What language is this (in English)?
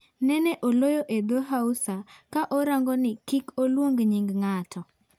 Luo (Kenya and Tanzania)